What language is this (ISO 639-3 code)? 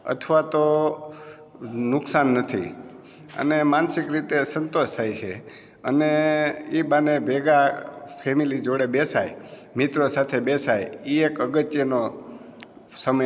guj